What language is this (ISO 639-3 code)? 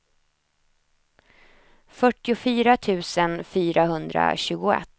swe